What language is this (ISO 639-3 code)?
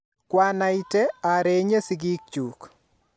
kln